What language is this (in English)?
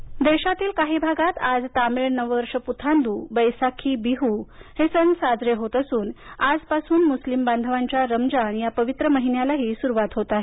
Marathi